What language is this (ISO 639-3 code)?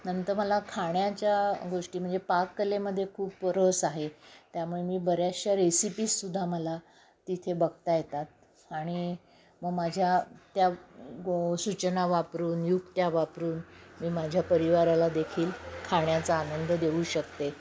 mar